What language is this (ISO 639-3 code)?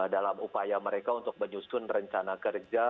ind